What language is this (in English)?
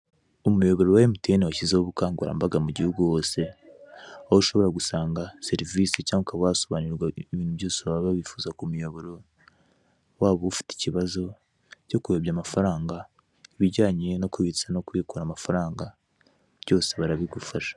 Kinyarwanda